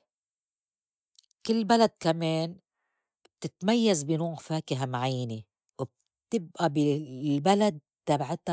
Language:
North Levantine Arabic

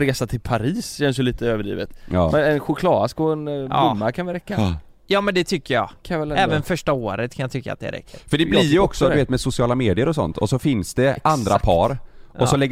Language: Swedish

